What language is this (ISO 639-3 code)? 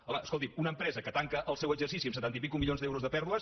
cat